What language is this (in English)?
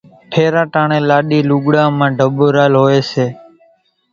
Kachi Koli